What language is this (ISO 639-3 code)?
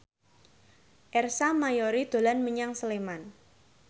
jav